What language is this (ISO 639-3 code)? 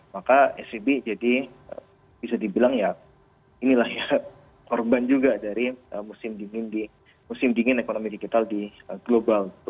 ind